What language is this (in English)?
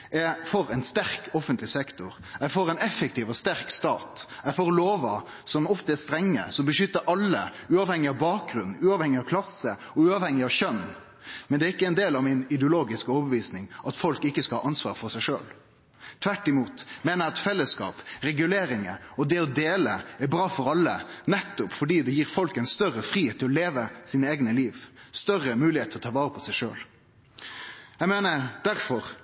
Norwegian Nynorsk